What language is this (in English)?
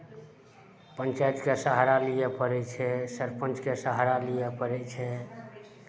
Maithili